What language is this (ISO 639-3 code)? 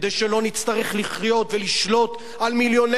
heb